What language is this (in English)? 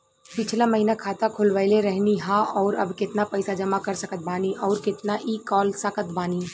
Bhojpuri